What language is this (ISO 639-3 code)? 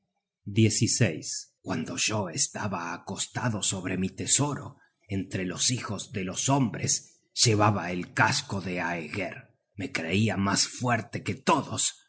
spa